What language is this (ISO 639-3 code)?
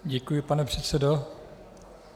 ces